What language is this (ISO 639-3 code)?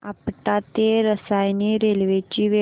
mar